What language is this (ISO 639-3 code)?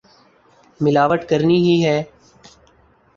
urd